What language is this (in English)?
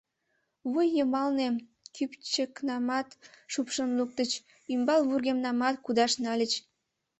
Mari